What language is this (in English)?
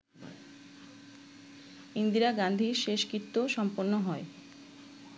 Bangla